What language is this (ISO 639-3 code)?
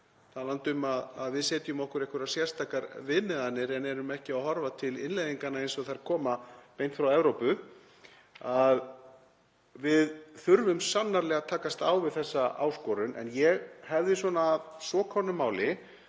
isl